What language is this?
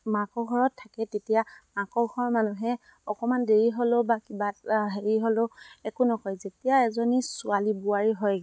Assamese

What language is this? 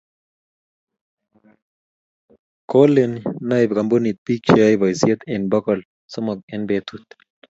Kalenjin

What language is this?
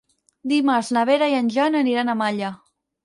Catalan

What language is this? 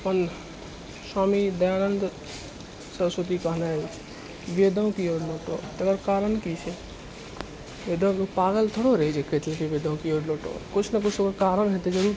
Maithili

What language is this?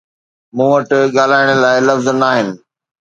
Sindhi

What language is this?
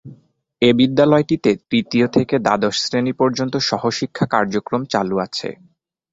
Bangla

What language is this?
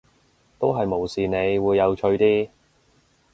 Cantonese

